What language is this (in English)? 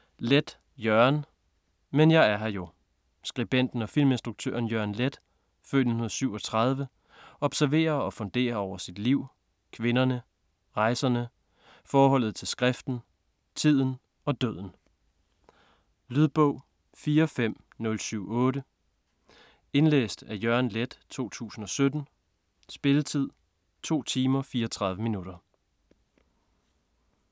Danish